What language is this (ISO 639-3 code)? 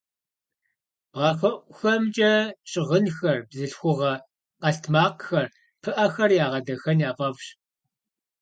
kbd